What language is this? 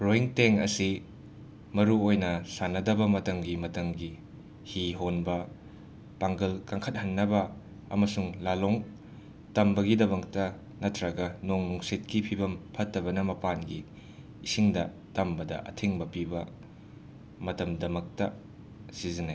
Manipuri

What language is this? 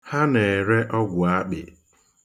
Igbo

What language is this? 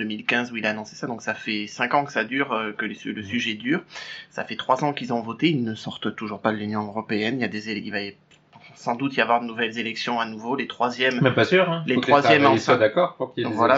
French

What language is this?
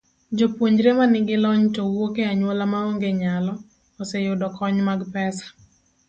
Luo (Kenya and Tanzania)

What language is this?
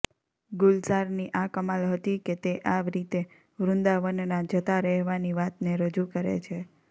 Gujarati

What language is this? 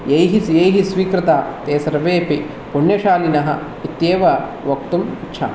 Sanskrit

